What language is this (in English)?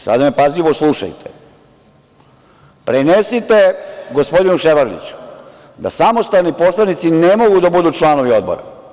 Serbian